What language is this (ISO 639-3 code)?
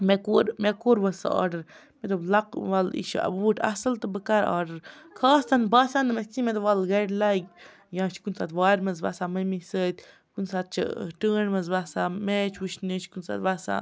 kas